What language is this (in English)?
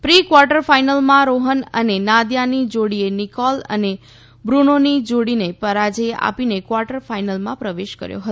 Gujarati